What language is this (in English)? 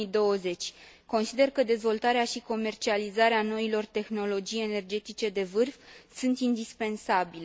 Romanian